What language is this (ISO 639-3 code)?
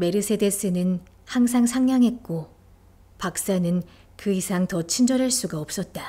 kor